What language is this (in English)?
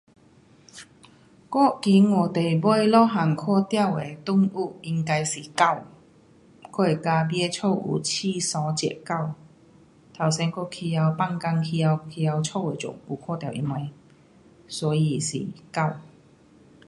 Pu-Xian Chinese